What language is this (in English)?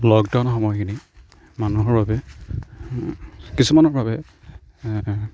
Assamese